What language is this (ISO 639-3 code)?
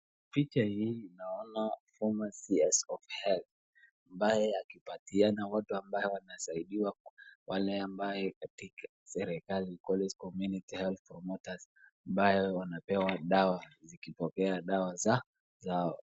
swa